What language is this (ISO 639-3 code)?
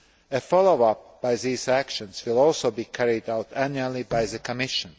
eng